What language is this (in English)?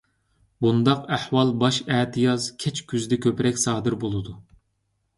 Uyghur